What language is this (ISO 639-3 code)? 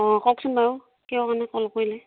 asm